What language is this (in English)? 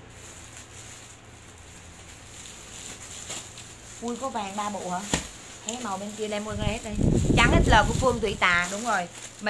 Vietnamese